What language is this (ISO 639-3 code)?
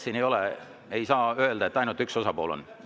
est